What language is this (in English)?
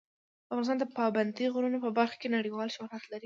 Pashto